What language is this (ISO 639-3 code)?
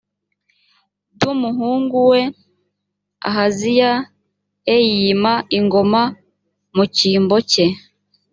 kin